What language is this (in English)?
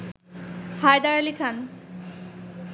Bangla